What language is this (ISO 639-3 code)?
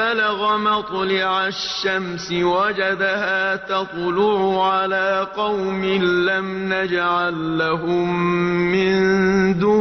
ara